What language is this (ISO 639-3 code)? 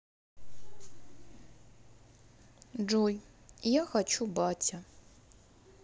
rus